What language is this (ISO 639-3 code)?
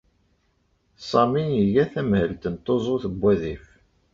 kab